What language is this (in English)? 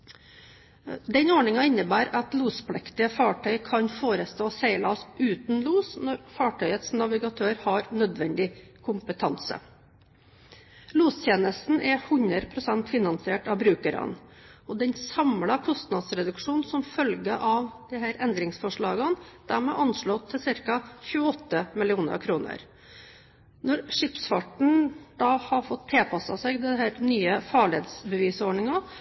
Norwegian Bokmål